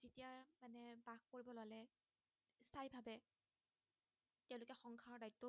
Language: Assamese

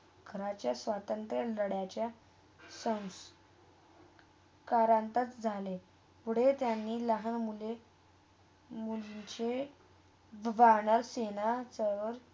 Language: Marathi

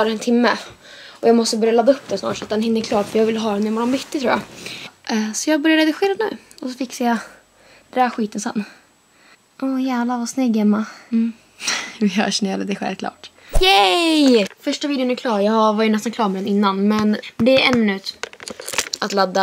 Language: Swedish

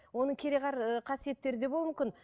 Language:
Kazakh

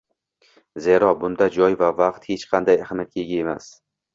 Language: Uzbek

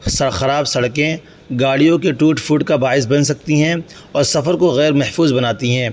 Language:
Urdu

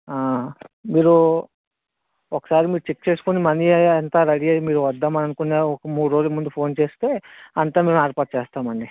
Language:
Telugu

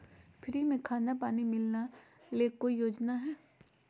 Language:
Magahi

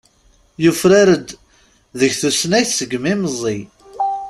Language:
Kabyle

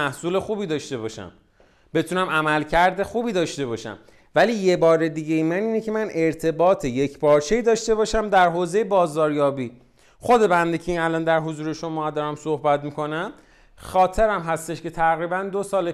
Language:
Persian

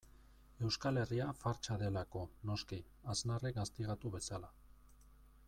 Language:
Basque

